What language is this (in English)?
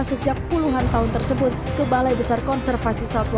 Indonesian